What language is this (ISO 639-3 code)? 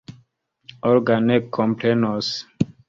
epo